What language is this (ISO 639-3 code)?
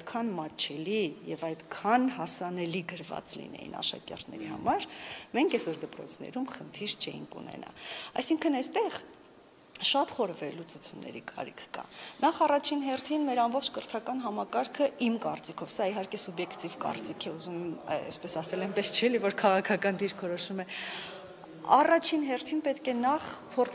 ron